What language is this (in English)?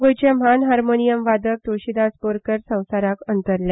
Konkani